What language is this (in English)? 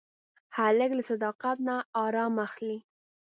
Pashto